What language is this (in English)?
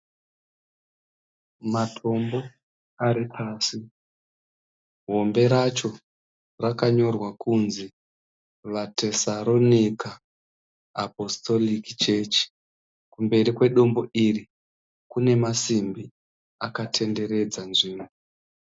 Shona